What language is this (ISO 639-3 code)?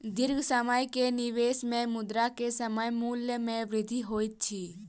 mai